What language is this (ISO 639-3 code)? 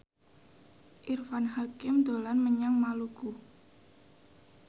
jav